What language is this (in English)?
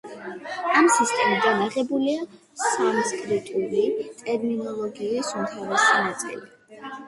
Georgian